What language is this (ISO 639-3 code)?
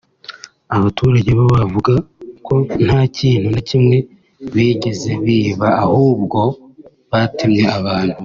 kin